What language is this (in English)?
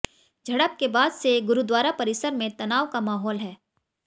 Hindi